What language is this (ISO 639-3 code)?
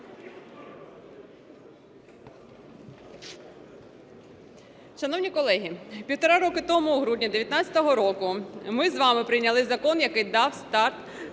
ukr